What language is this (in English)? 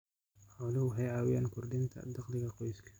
Somali